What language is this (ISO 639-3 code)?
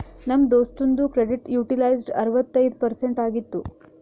kan